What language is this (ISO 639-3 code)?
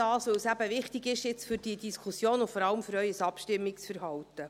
gsw